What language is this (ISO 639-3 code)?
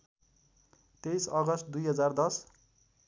nep